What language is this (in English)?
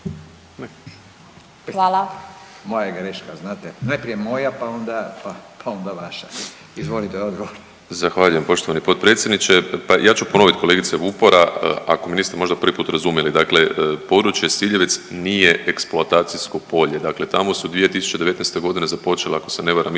Croatian